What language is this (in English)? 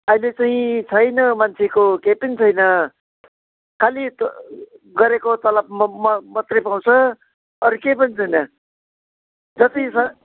Nepali